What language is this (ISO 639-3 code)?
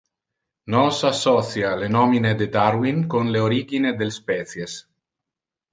ina